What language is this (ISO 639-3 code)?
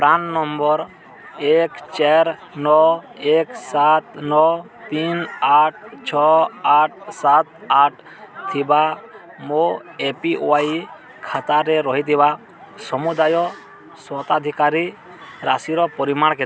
ori